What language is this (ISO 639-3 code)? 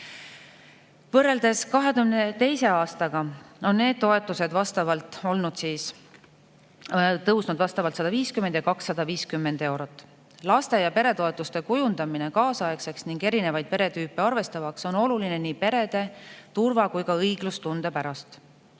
est